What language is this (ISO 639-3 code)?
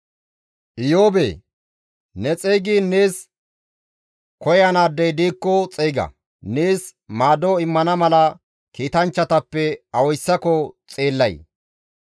gmv